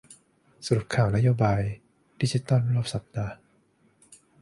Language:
Thai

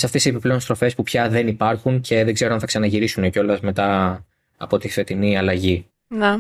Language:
Greek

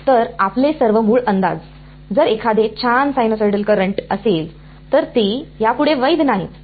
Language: Marathi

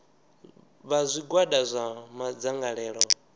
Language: Venda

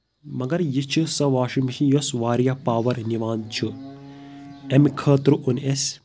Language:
Kashmiri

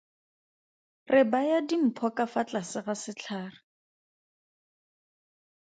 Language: Tswana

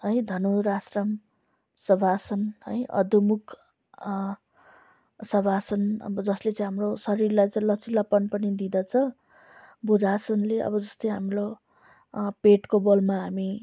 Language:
Nepali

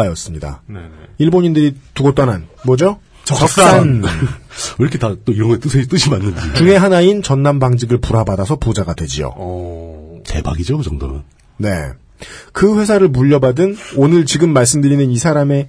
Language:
Korean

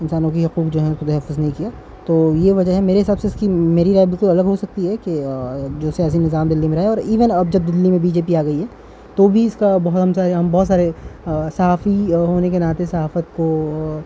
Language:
Urdu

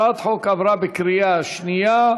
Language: Hebrew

